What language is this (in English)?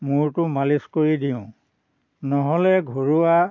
Assamese